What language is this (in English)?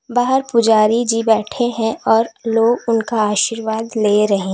Hindi